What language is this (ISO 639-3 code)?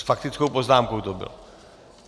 ces